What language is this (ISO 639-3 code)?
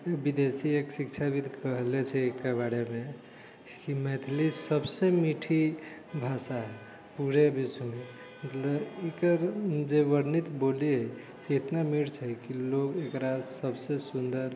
mai